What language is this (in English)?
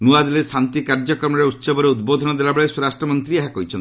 Odia